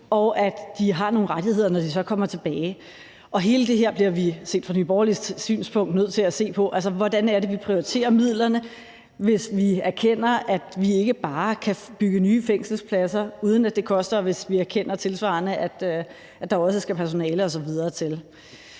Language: Danish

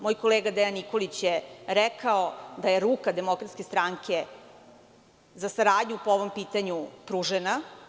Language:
Serbian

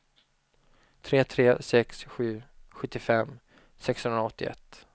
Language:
Swedish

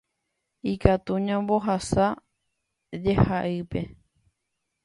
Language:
Guarani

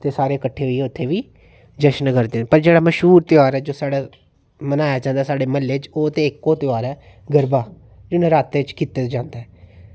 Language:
Dogri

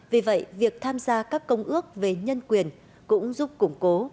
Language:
Vietnamese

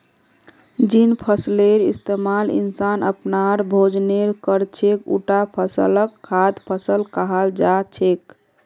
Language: Magahi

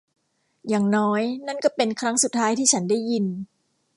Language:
Thai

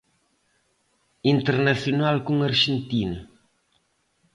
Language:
Galician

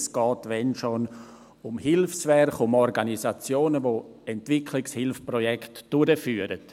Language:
Swiss German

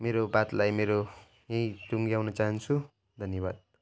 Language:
Nepali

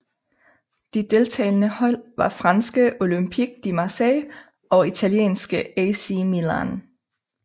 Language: Danish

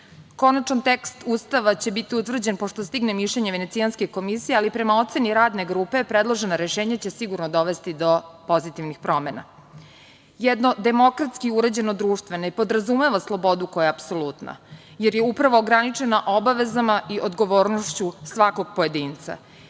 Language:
Serbian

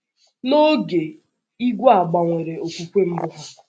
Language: Igbo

